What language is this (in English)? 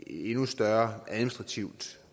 Danish